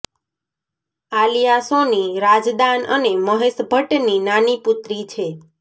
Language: Gujarati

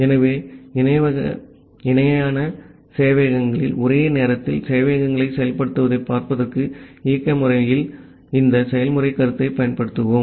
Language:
Tamil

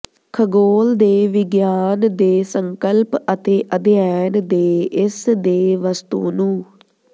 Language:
Punjabi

